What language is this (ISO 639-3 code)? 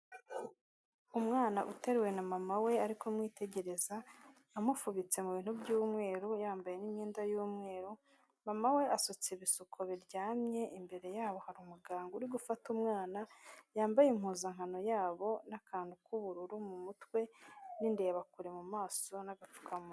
kin